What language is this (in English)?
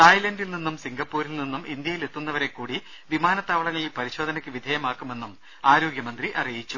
Malayalam